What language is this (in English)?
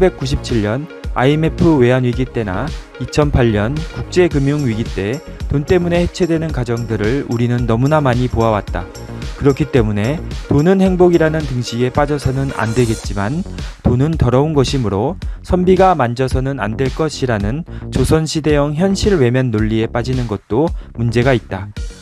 Korean